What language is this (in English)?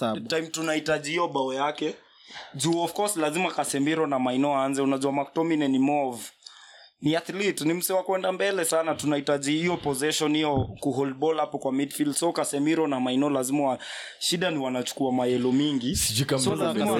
Swahili